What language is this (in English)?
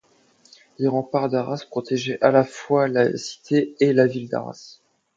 French